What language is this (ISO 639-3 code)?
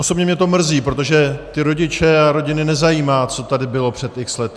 ces